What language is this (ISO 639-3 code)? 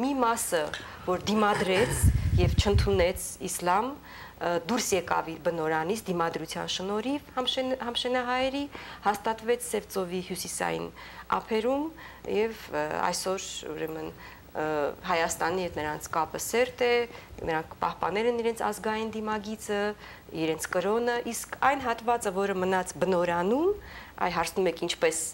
ron